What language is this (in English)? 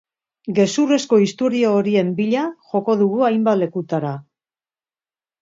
Basque